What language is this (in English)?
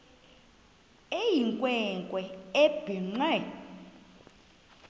Xhosa